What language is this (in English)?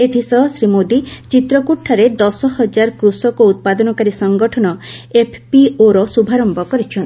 Odia